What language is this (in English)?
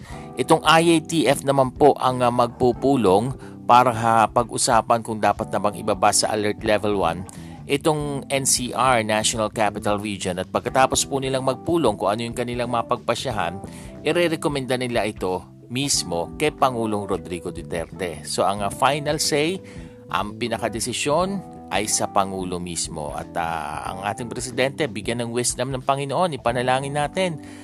Filipino